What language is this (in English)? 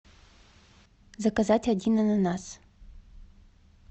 Russian